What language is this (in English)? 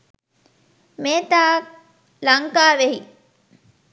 Sinhala